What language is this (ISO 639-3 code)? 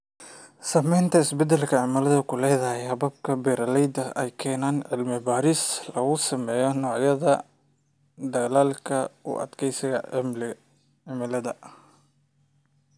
som